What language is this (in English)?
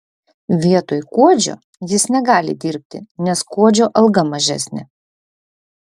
Lithuanian